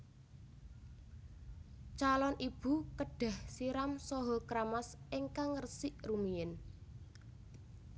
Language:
Javanese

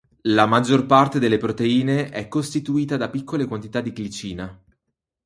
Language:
Italian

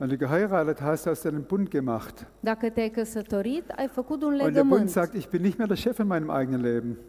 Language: Romanian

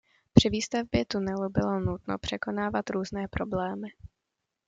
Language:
Czech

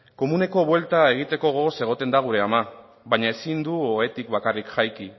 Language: Basque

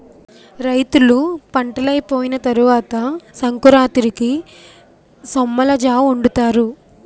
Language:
Telugu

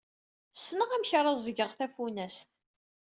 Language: Kabyle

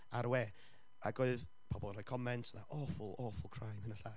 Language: Welsh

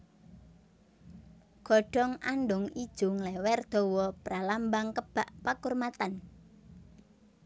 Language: Javanese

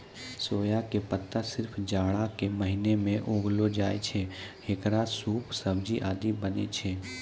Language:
Maithili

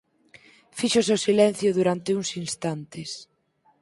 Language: Galician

